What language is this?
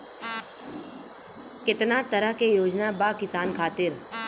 Bhojpuri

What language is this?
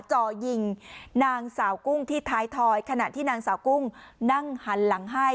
Thai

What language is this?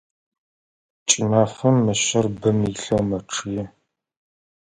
Adyghe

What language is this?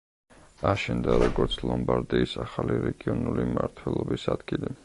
Georgian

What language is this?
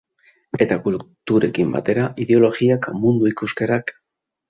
Basque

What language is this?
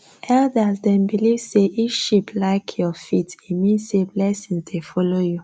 Nigerian Pidgin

